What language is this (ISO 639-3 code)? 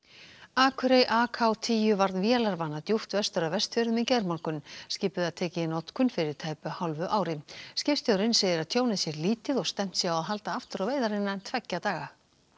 isl